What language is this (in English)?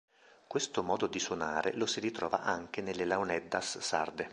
Italian